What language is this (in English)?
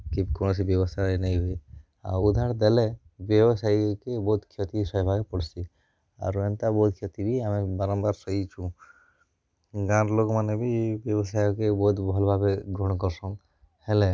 Odia